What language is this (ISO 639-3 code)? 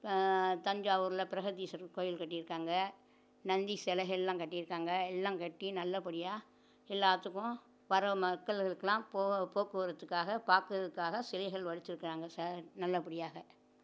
tam